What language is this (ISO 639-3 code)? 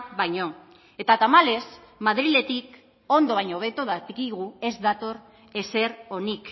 eus